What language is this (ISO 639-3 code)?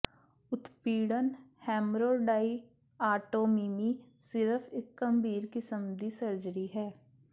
pan